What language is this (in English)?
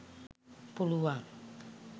Sinhala